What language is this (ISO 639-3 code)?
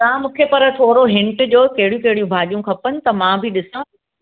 snd